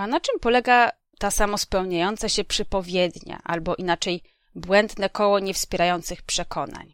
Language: Polish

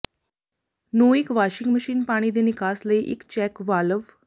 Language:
Punjabi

